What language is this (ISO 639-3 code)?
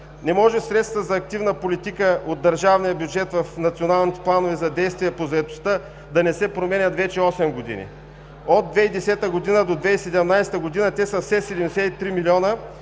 bul